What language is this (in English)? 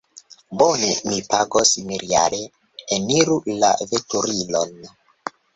Esperanto